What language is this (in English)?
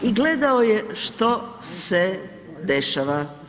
Croatian